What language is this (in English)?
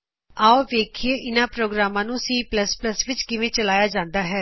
Punjabi